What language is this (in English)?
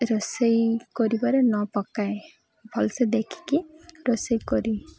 Odia